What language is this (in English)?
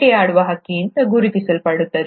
Kannada